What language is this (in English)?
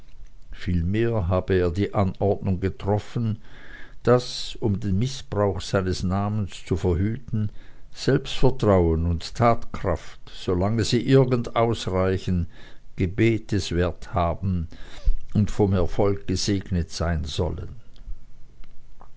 German